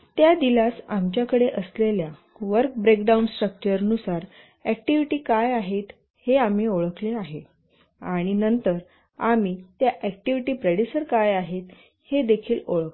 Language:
Marathi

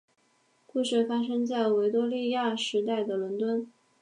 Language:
Chinese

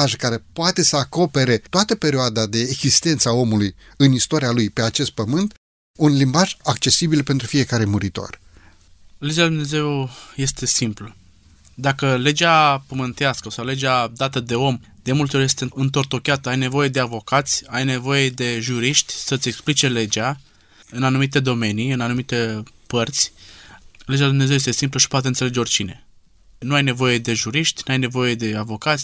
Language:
Romanian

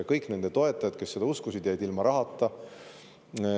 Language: Estonian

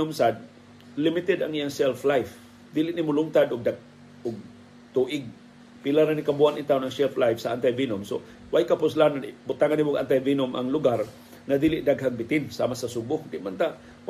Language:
Filipino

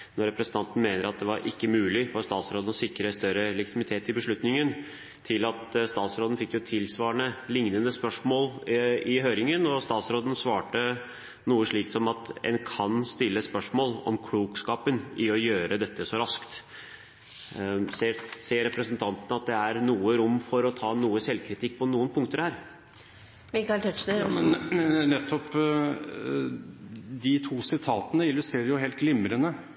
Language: Norwegian Bokmål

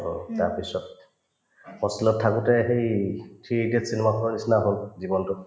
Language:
Assamese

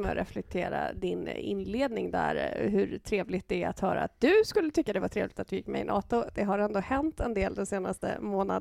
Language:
Swedish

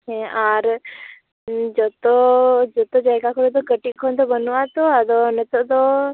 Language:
Santali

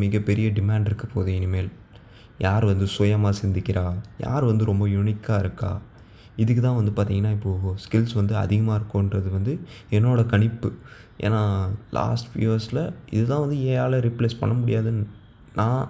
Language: Tamil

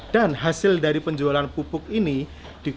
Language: Indonesian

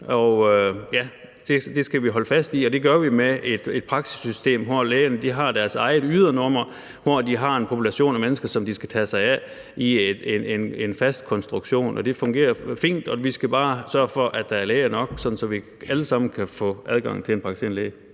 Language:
Danish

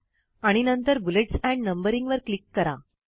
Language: Marathi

